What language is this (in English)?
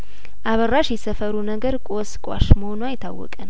Amharic